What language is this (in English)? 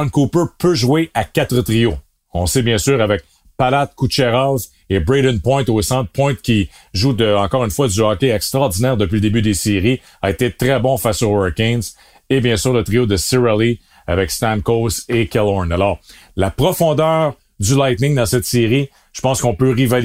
French